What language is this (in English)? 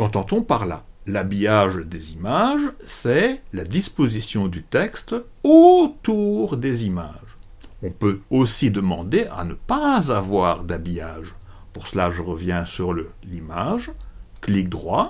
French